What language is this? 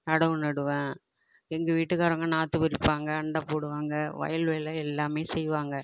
Tamil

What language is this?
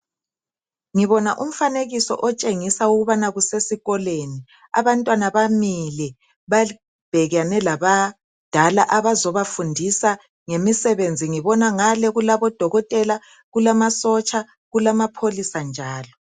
North Ndebele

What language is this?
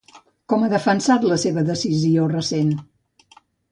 Catalan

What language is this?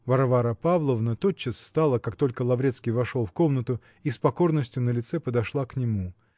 Russian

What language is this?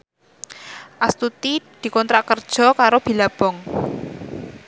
Javanese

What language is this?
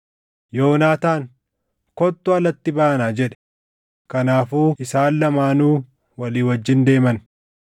Oromo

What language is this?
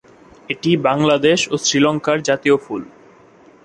Bangla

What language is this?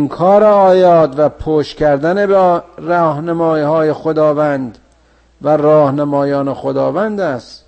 Persian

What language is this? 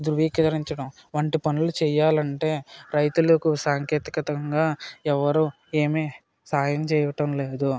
Telugu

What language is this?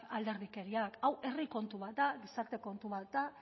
Basque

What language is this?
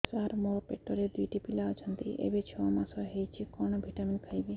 Odia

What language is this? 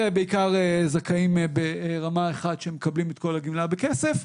Hebrew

